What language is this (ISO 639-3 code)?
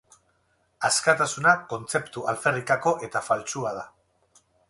eus